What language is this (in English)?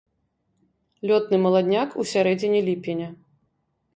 Belarusian